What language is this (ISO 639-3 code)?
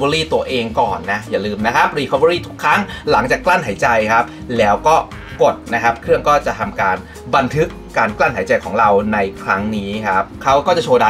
tha